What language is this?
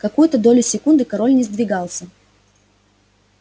Russian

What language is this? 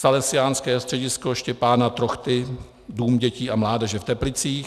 Czech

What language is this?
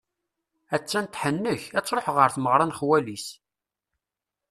Kabyle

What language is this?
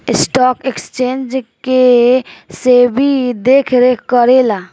Bhojpuri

